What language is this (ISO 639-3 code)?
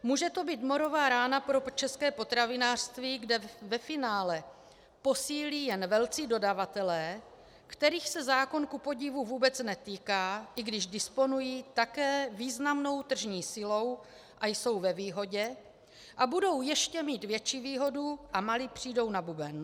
ces